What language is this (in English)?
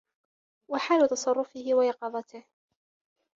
Arabic